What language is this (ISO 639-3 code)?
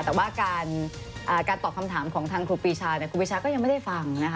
tha